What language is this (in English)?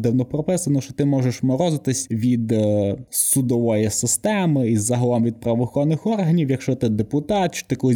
Ukrainian